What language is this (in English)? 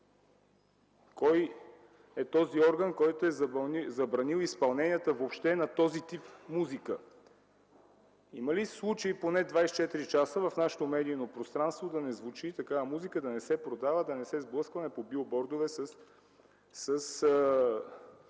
Bulgarian